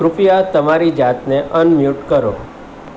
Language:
Gujarati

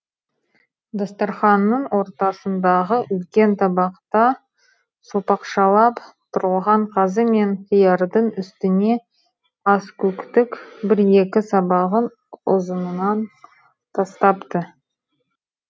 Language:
Kazakh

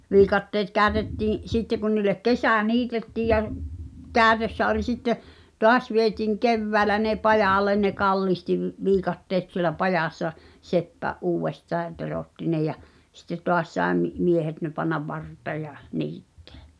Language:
Finnish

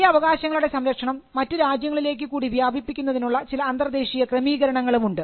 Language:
Malayalam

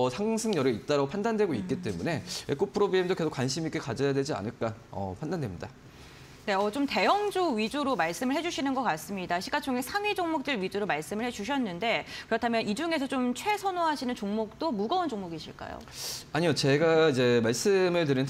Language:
Korean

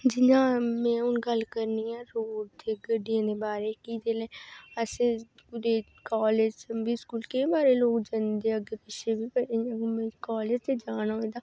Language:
Dogri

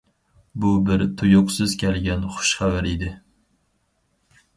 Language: Uyghur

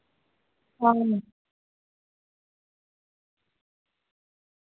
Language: Dogri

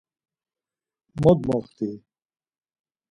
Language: Laz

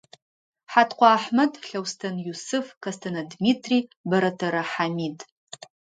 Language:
Adyghe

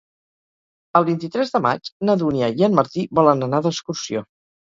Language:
Catalan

